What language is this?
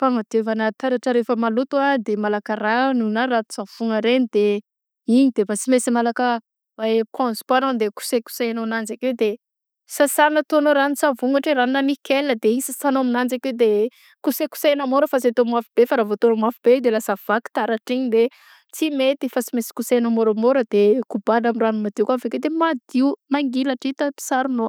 Southern Betsimisaraka Malagasy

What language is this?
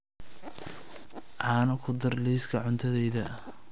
Somali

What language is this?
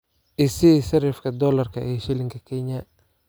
Somali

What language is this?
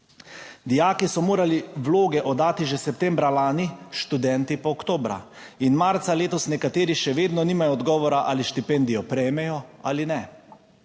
Slovenian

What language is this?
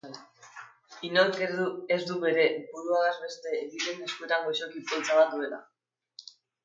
Basque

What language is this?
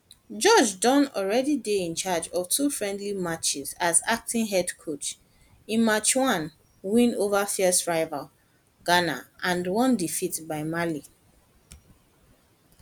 Nigerian Pidgin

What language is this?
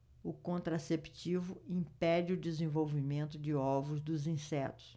Portuguese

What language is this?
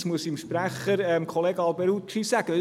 Swiss German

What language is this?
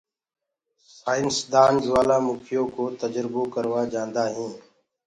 Gurgula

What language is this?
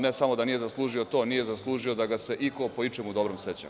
Serbian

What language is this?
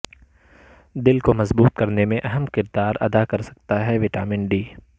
Urdu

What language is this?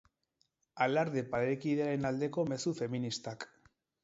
Basque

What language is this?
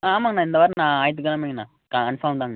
Tamil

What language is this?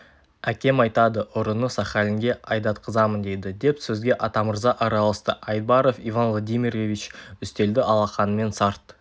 Kazakh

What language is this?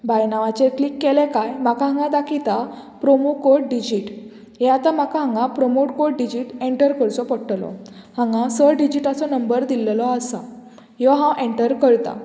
Konkani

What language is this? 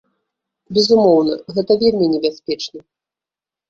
Belarusian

